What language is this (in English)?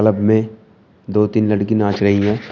Hindi